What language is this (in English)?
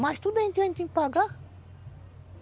Portuguese